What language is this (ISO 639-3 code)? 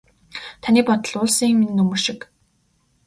mon